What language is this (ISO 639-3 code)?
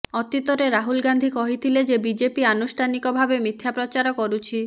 ori